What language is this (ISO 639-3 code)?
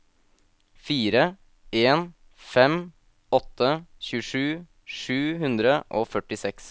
nor